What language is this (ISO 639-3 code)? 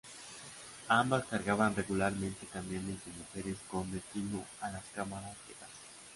spa